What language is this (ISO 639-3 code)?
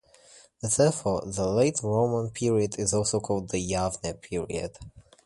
eng